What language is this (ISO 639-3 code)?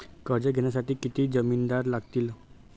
mar